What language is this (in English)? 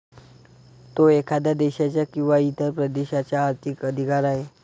Marathi